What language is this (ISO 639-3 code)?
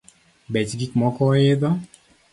luo